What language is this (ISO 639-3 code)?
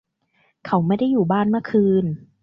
tha